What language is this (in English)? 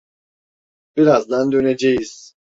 Turkish